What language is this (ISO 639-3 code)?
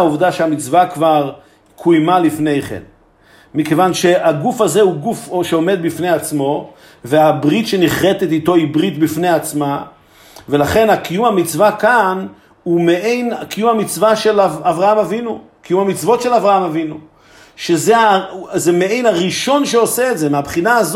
heb